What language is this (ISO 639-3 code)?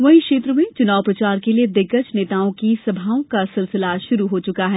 hin